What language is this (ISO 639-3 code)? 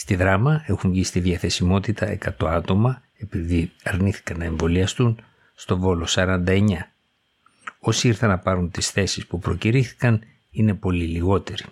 ell